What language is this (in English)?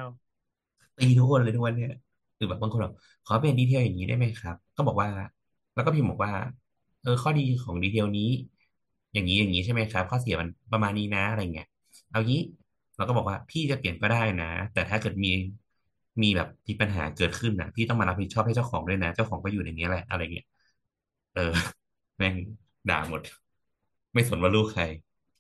Thai